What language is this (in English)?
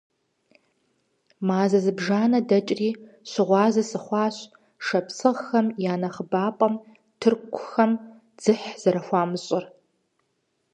Kabardian